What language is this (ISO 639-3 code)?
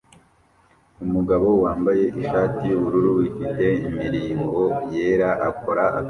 kin